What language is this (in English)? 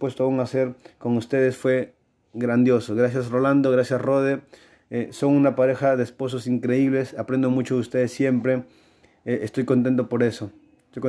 Spanish